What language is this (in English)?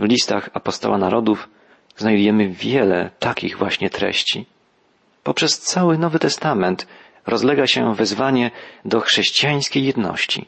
Polish